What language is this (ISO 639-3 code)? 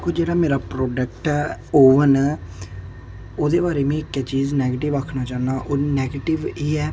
doi